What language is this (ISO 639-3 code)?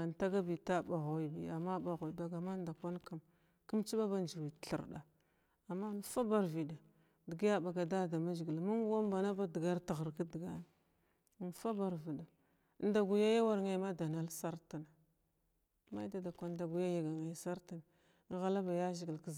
glw